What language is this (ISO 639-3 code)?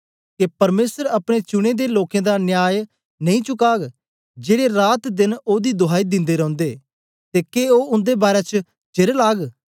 doi